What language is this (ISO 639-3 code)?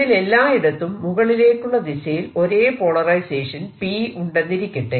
mal